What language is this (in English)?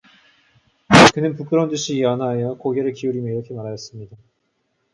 Korean